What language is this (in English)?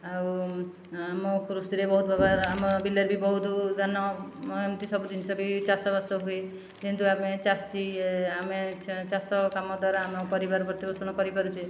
Odia